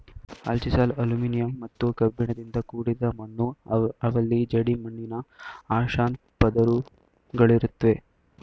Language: Kannada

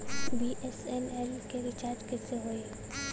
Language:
Bhojpuri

